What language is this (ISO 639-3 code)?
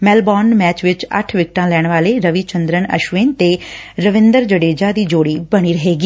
pan